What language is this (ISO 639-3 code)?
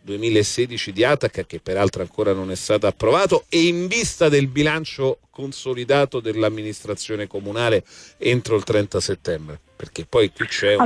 ita